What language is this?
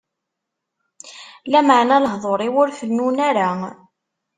Kabyle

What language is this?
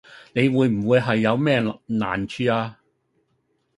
Cantonese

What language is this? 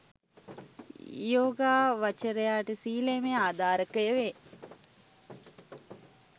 Sinhala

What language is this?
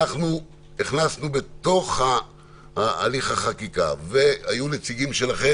Hebrew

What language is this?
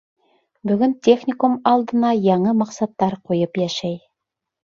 Bashkir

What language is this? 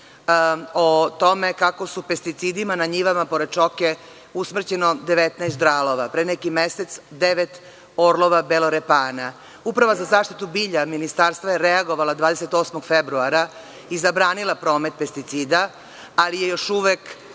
Serbian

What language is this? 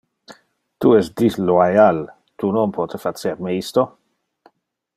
Interlingua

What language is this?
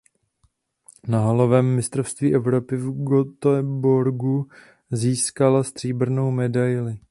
Czech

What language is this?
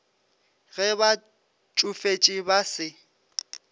Northern Sotho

